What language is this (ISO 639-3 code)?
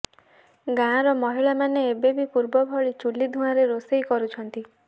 ori